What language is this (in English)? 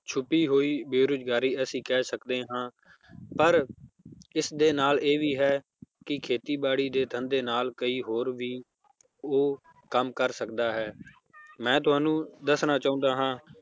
Punjabi